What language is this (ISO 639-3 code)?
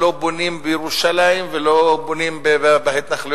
heb